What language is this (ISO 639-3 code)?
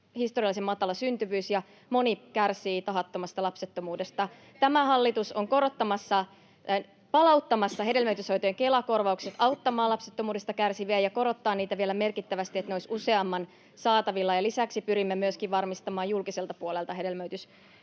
fin